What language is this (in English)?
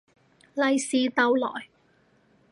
Cantonese